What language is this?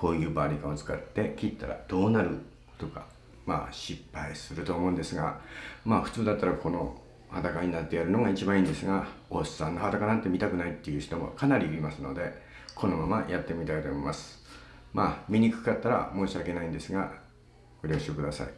Japanese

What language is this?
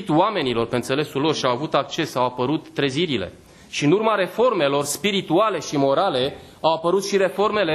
Romanian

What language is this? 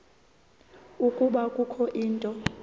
Xhosa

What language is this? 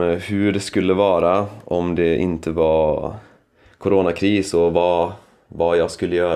Swedish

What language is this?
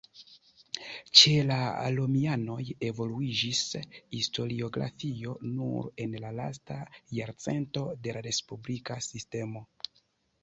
Esperanto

